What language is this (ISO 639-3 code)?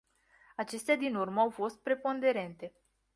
ron